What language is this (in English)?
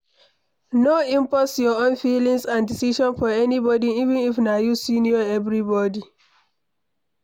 Nigerian Pidgin